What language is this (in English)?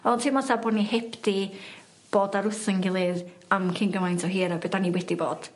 Welsh